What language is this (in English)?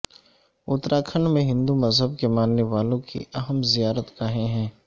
Urdu